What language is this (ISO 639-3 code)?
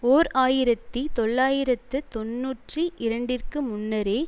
tam